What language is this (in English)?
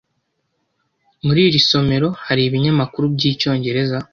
Kinyarwanda